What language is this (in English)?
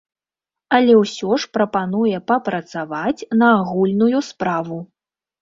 Belarusian